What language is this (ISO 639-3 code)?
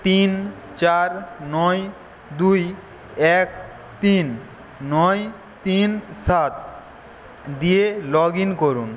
ben